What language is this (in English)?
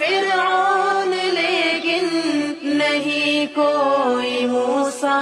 English